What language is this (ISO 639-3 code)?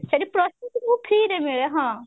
ori